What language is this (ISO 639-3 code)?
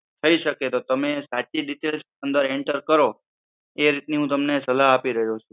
guj